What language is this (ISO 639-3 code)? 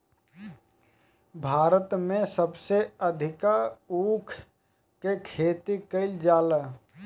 bho